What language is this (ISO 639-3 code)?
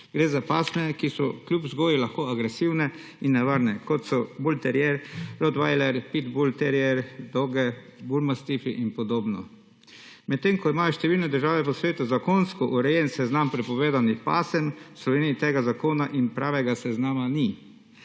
slv